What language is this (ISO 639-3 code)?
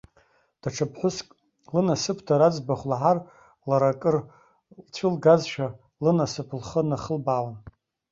abk